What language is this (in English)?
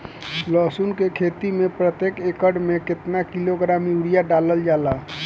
Bhojpuri